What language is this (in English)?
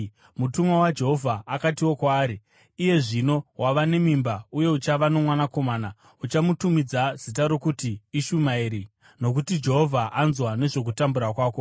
Shona